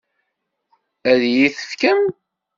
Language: Kabyle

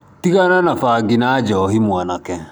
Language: Kikuyu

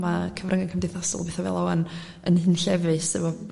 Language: Welsh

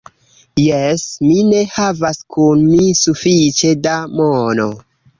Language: Esperanto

